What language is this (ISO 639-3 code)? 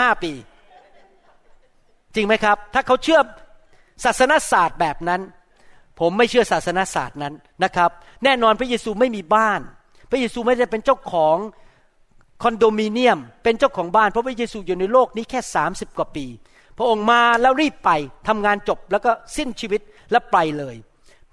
tha